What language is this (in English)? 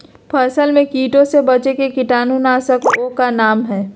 Magahi